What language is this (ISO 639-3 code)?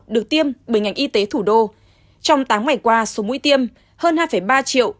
vie